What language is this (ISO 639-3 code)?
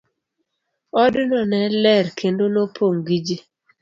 luo